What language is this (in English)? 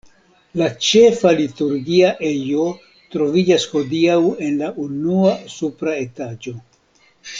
Esperanto